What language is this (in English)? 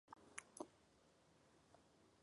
Czech